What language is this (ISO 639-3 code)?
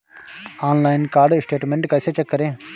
hin